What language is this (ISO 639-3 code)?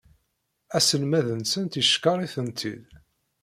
kab